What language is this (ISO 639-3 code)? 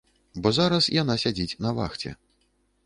bel